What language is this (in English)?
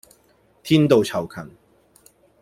Cantonese